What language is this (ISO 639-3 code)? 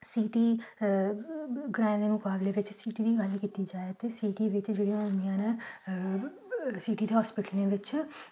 doi